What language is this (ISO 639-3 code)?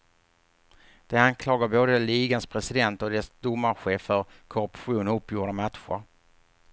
swe